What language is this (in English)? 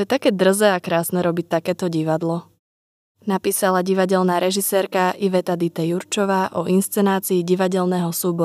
Slovak